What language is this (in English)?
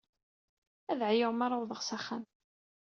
Kabyle